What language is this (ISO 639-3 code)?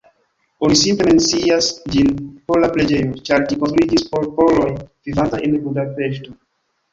epo